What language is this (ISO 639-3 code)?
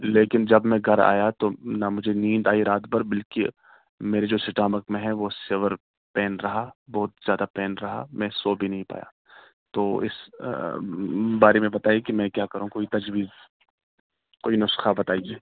urd